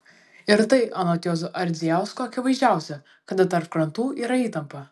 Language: Lithuanian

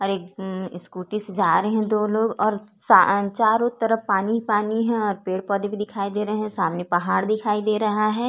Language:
Hindi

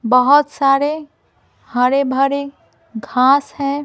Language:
Hindi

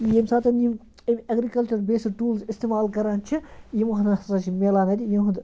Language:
Kashmiri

